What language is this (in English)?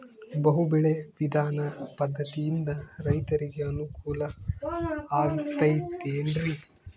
Kannada